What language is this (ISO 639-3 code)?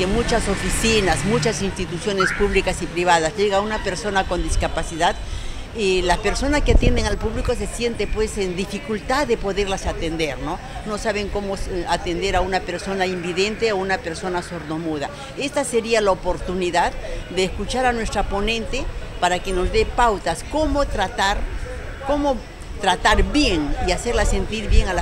spa